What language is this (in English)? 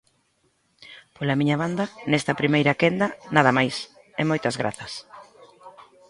Galician